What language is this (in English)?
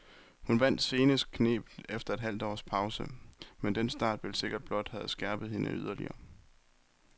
Danish